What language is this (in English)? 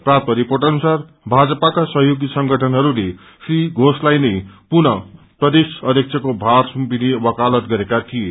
Nepali